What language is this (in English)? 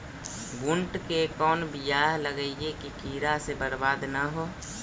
Magahi